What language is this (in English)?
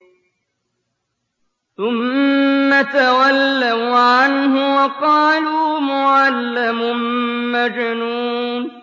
Arabic